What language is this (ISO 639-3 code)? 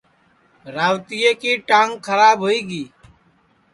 ssi